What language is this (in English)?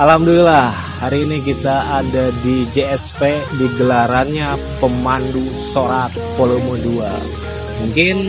Indonesian